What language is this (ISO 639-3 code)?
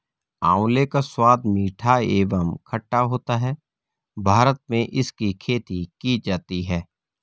hin